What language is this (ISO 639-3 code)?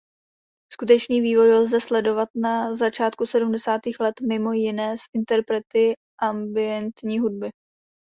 ces